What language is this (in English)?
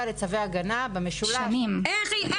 Hebrew